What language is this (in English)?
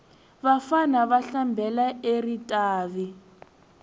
Tsonga